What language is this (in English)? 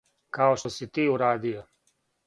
Serbian